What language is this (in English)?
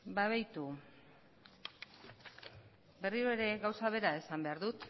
Basque